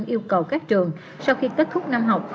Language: Vietnamese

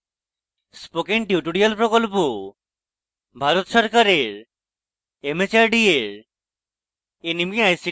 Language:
Bangla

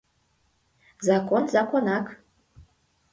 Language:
Mari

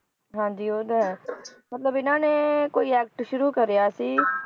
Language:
Punjabi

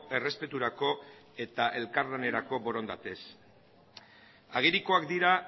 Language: Basque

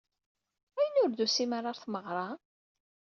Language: Kabyle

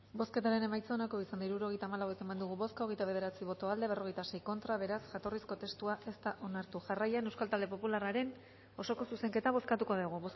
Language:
Basque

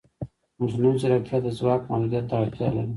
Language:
Pashto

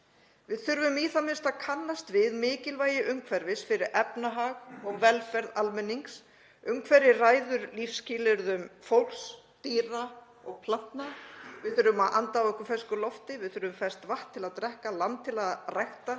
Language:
Icelandic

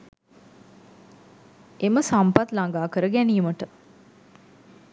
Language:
Sinhala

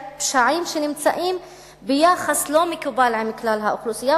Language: Hebrew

